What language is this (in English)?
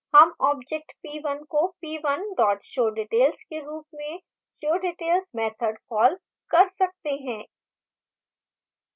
Hindi